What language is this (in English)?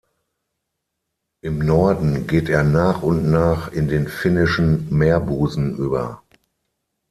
German